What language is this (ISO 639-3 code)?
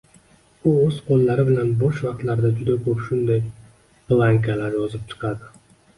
uzb